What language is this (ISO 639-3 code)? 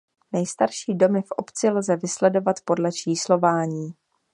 ces